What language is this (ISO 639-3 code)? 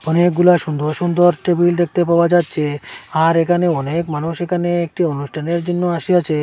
ben